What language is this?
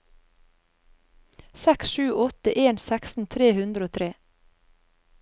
Norwegian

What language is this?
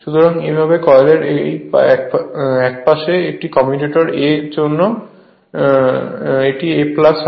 Bangla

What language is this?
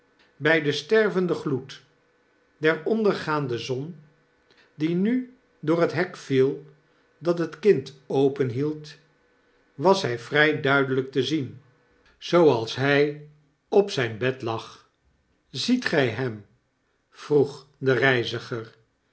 Dutch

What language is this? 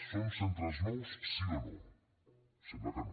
Catalan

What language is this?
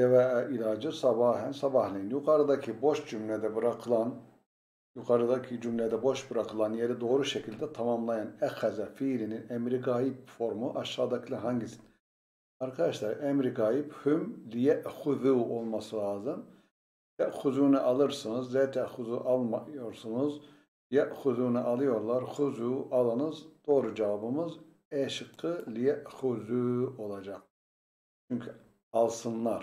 Turkish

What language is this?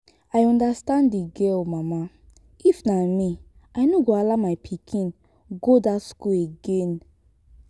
Nigerian Pidgin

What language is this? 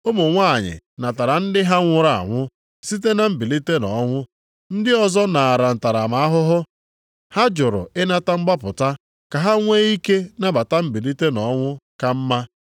Igbo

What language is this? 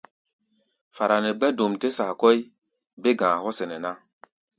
Gbaya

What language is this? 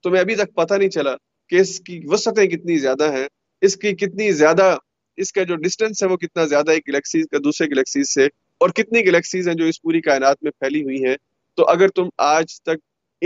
Urdu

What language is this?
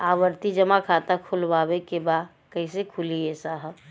Bhojpuri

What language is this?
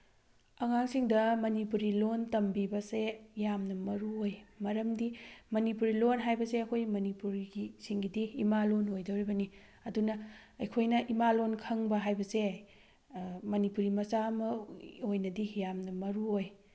Manipuri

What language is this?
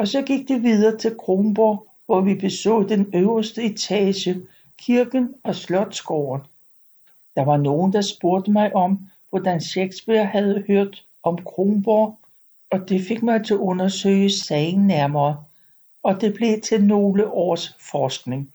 Danish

